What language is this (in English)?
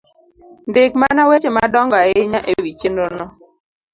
Luo (Kenya and Tanzania)